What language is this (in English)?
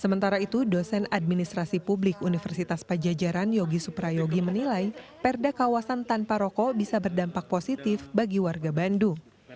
Indonesian